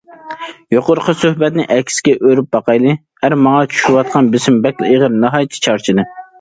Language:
Uyghur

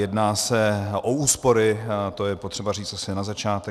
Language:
Czech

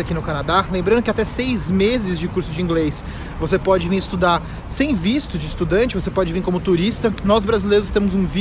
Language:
Portuguese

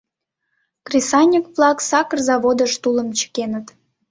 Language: Mari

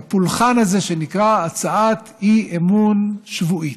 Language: Hebrew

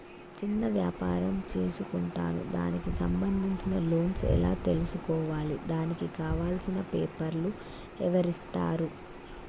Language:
Telugu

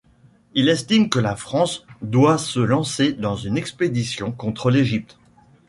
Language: French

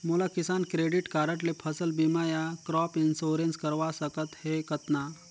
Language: Chhattisgarhi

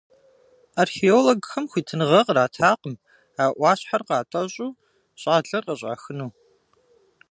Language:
Kabardian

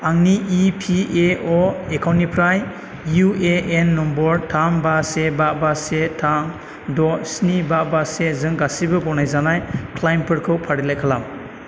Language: Bodo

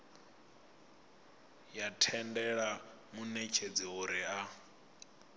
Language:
Venda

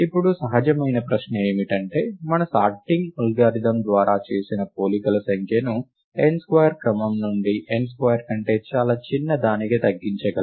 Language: Telugu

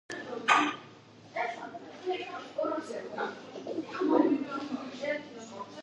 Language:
Georgian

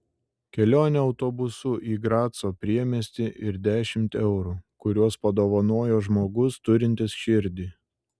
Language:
Lithuanian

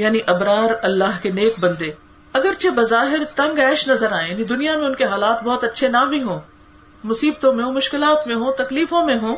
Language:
Urdu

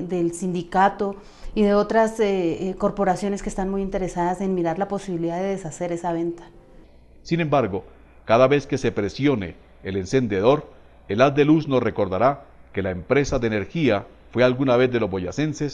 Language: Spanish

